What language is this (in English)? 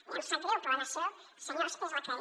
Catalan